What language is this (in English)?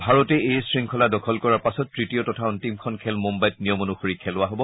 Assamese